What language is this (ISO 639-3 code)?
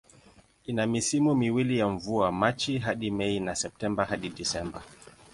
swa